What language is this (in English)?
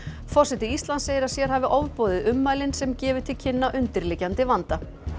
Icelandic